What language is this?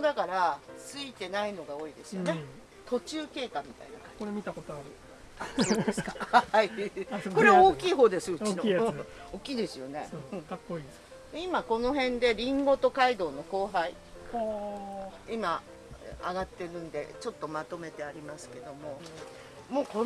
Japanese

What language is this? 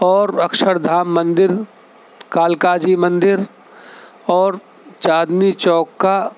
Urdu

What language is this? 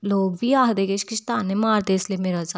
Dogri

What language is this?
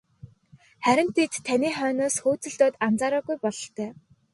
Mongolian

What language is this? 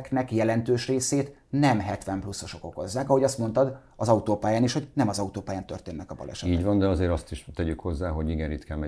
Hungarian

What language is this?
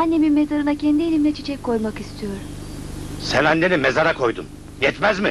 Turkish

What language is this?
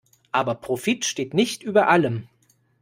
German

